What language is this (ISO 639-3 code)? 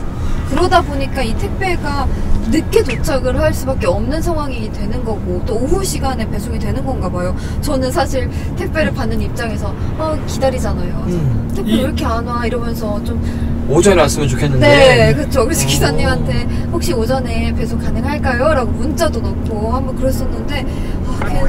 kor